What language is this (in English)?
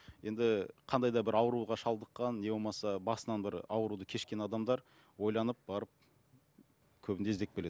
Kazakh